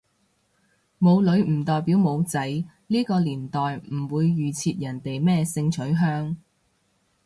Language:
Cantonese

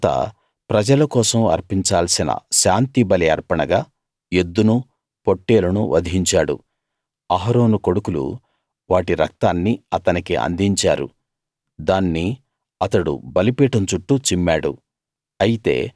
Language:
Telugu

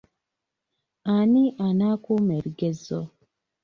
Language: Ganda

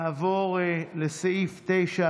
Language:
Hebrew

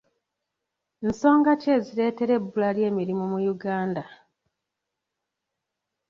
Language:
Ganda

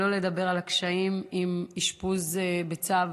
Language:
Hebrew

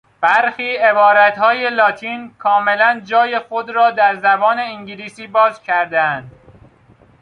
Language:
Persian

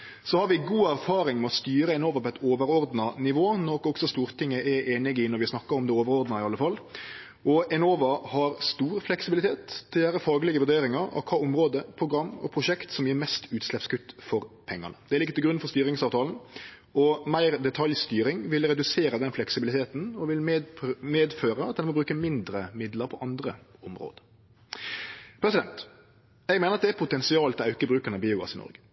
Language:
Norwegian Nynorsk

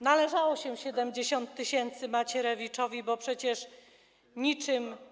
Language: Polish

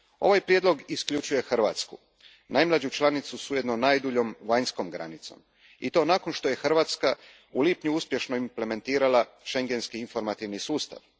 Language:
Croatian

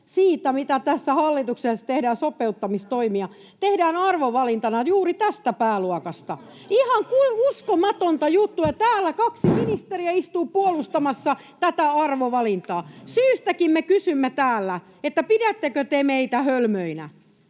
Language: Finnish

